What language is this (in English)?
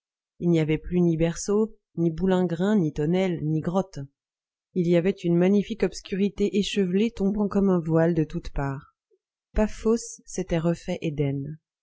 French